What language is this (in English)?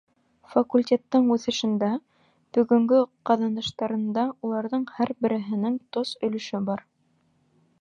Bashkir